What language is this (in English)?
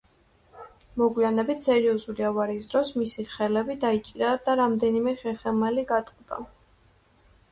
Georgian